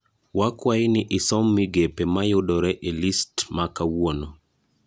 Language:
Luo (Kenya and Tanzania)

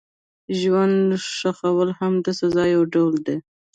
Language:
Pashto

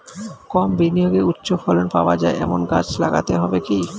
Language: Bangla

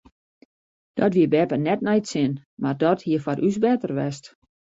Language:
Western Frisian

